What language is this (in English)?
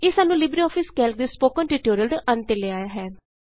Punjabi